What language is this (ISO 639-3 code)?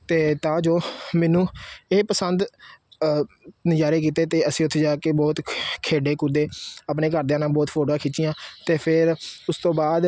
pan